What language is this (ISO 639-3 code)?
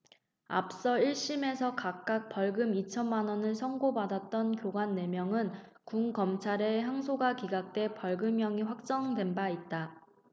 kor